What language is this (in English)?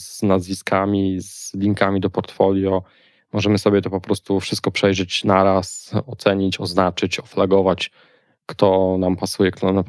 Polish